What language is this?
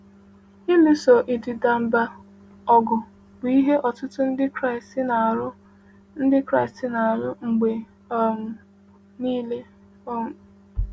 Igbo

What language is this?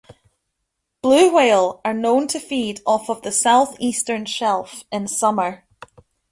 English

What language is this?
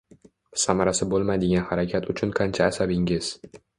Uzbek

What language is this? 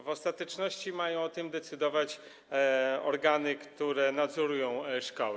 Polish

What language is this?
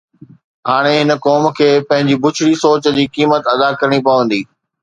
Sindhi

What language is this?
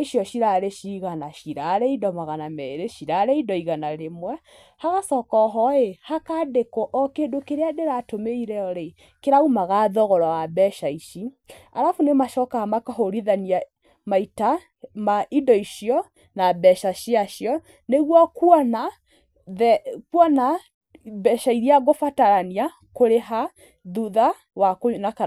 Kikuyu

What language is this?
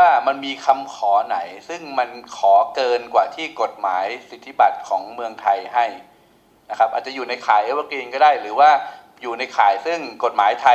Thai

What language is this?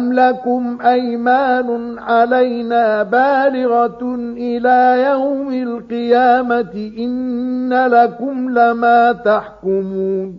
Arabic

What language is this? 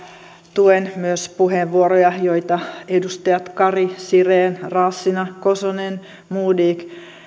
Finnish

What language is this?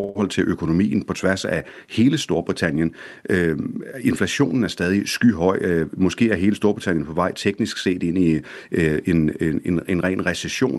Danish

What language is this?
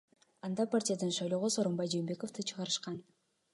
Kyrgyz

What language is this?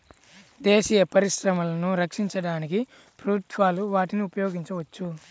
Telugu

